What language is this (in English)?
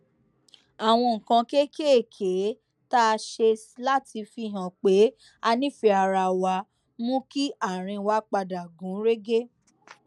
Yoruba